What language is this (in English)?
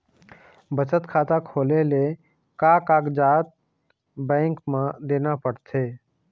Chhattisgarhi